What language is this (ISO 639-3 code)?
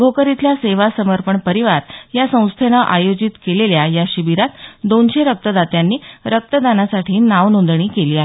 mar